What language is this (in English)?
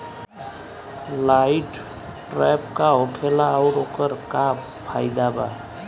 Bhojpuri